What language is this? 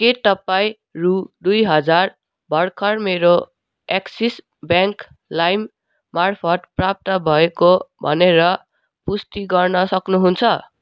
Nepali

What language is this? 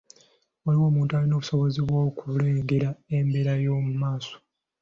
Ganda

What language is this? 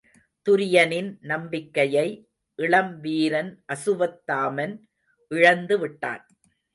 Tamil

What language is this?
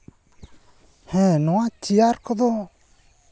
Santali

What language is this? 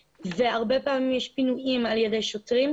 Hebrew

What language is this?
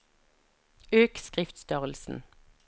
Norwegian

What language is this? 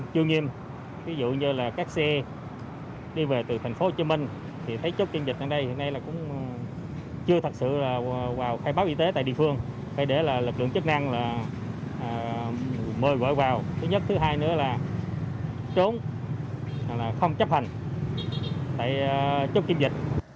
Vietnamese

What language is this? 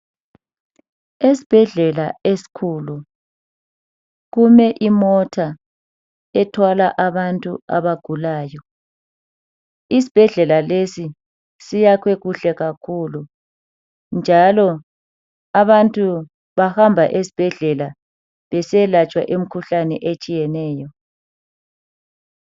North Ndebele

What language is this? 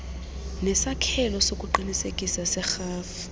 Xhosa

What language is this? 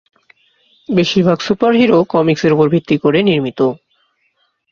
Bangla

